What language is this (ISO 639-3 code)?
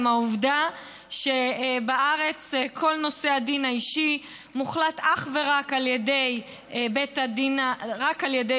heb